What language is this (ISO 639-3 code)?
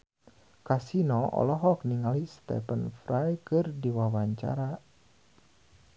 sun